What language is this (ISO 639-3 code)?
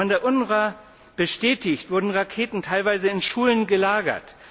deu